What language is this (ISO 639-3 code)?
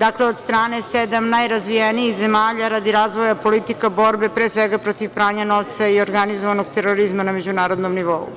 srp